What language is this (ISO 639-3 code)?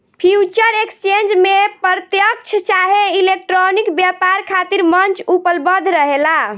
bho